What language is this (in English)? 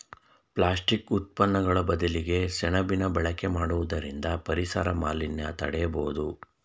Kannada